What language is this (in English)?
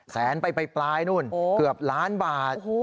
Thai